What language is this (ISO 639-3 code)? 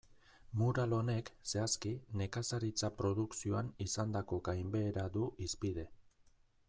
eus